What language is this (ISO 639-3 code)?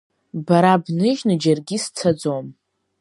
abk